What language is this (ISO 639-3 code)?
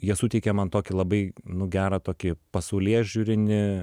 lit